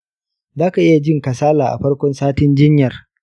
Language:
Hausa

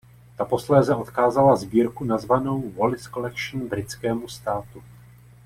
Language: Czech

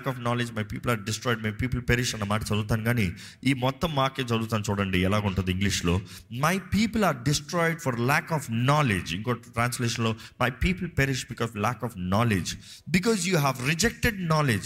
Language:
Telugu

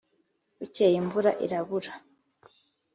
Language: Kinyarwanda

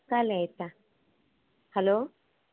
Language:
Kannada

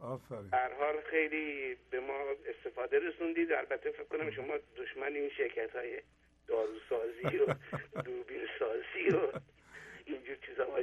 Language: Persian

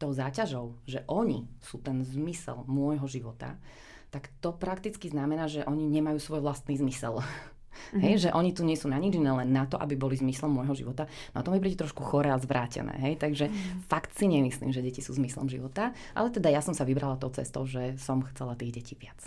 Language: Slovak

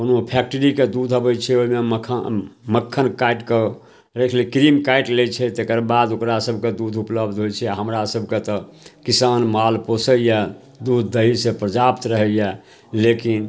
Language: Maithili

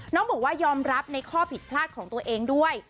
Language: Thai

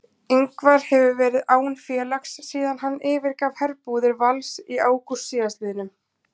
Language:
Icelandic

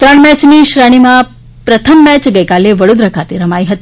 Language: Gujarati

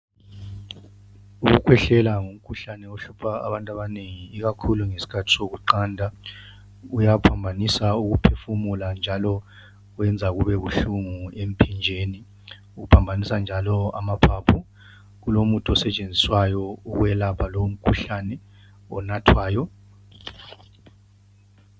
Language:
North Ndebele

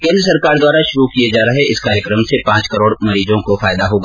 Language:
Hindi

